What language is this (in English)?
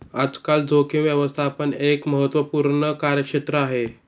Marathi